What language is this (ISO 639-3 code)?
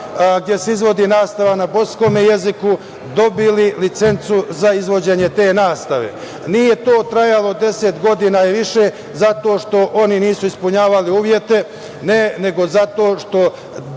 srp